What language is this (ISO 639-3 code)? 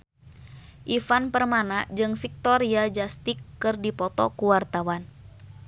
sun